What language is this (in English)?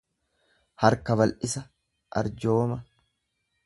Oromo